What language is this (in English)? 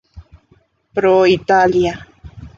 Spanish